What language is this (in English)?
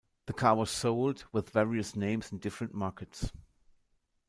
English